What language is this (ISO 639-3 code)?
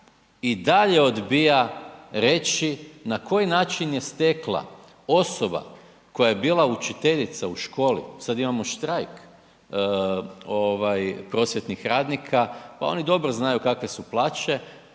hrv